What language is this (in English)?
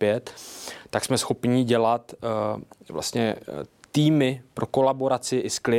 Czech